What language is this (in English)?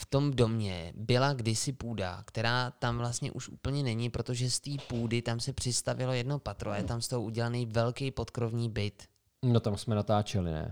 Czech